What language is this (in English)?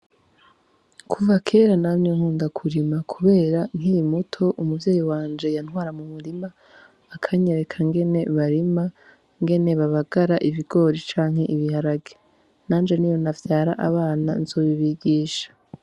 Rundi